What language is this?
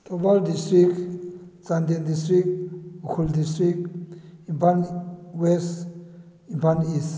Manipuri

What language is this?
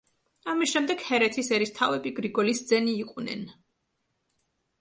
Georgian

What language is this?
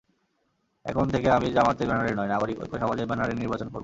Bangla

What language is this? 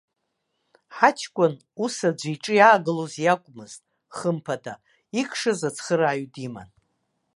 Abkhazian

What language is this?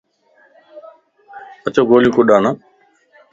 Lasi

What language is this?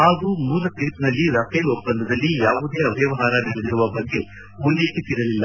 Kannada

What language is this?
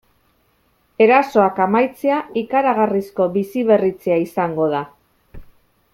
Basque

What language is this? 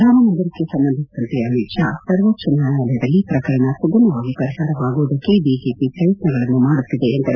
Kannada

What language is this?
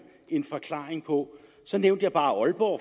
Danish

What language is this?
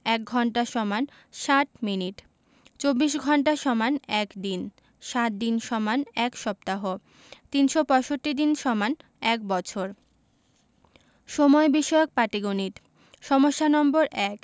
Bangla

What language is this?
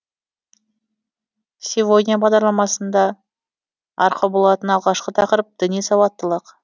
Kazakh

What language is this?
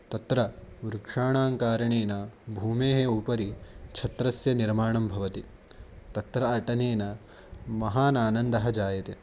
Sanskrit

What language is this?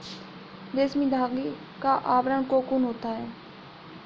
Hindi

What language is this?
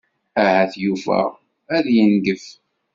Kabyle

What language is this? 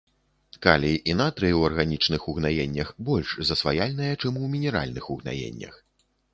Belarusian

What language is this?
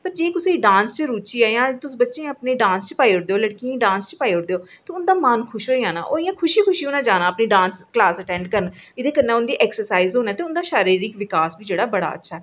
Dogri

